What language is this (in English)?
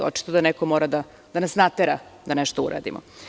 Serbian